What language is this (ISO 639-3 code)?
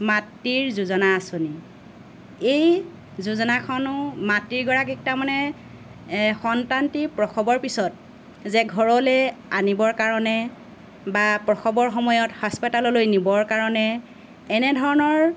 asm